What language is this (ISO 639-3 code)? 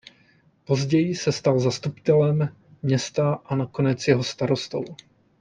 ces